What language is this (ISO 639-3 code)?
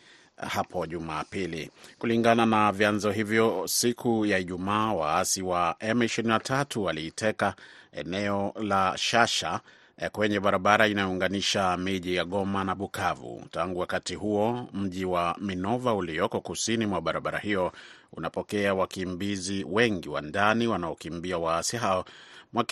swa